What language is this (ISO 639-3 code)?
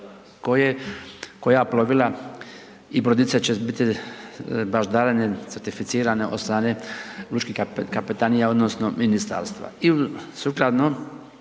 hrv